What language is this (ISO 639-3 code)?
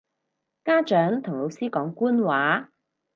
yue